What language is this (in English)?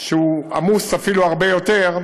Hebrew